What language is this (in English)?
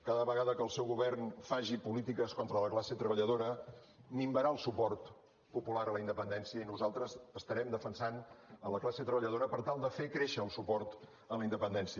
Catalan